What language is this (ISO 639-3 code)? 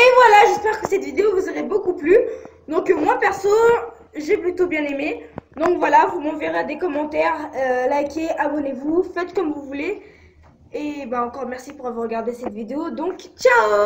fra